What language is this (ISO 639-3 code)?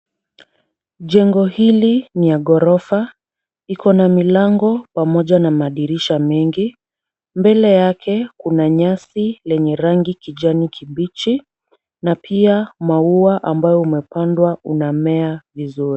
swa